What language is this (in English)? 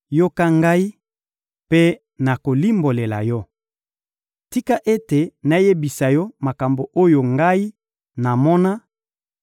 Lingala